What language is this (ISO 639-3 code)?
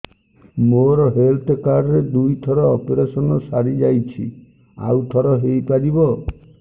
ori